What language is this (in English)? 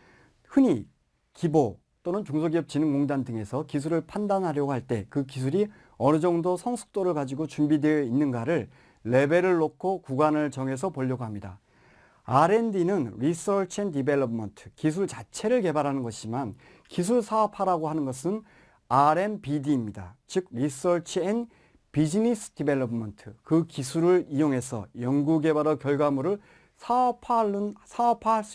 Korean